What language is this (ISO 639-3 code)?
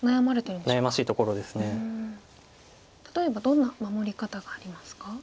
jpn